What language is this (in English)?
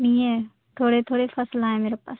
Urdu